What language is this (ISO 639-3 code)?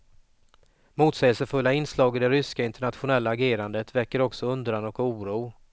swe